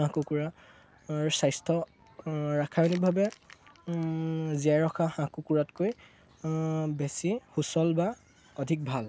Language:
Assamese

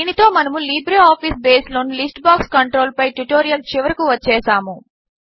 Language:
Telugu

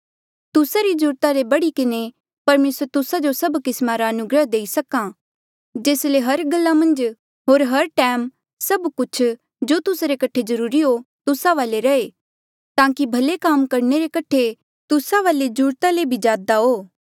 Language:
Mandeali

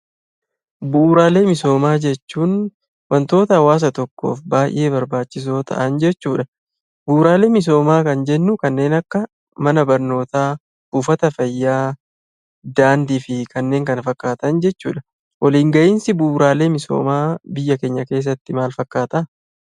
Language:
Oromo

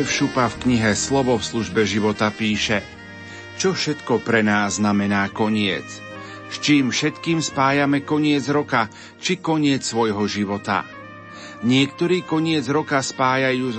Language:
Slovak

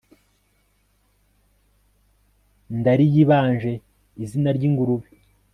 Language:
Kinyarwanda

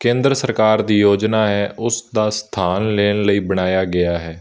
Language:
Punjabi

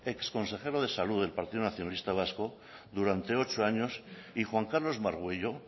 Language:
Spanish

